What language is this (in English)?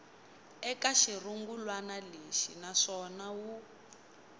Tsonga